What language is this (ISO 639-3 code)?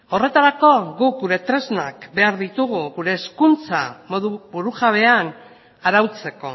eus